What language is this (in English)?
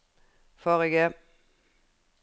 Norwegian